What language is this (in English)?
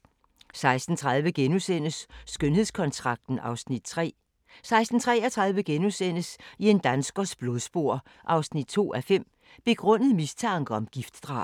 Danish